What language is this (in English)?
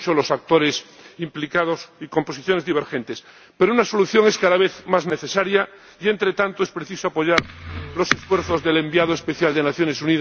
Spanish